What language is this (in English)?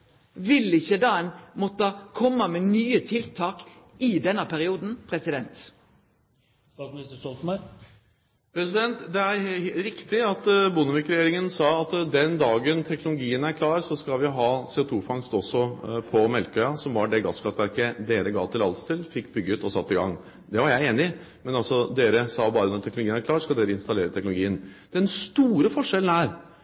Norwegian